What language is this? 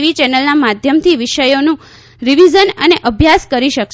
Gujarati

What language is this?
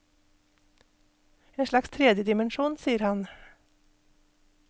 Norwegian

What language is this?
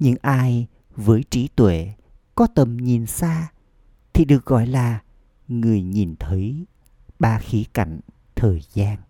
Vietnamese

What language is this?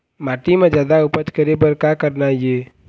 Chhattisgarhi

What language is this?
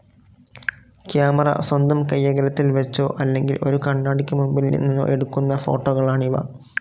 Malayalam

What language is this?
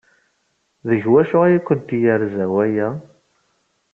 Kabyle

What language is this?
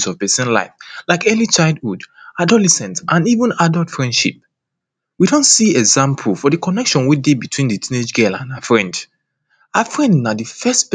Nigerian Pidgin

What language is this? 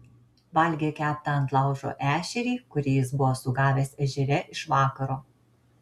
Lithuanian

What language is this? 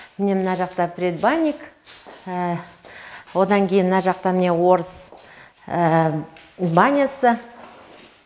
Kazakh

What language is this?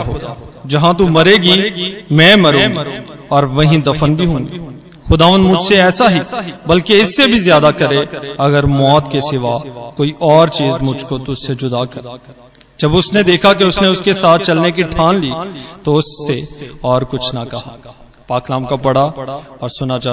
Hindi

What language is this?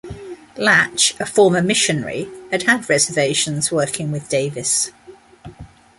English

